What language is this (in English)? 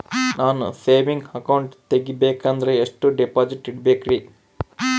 Kannada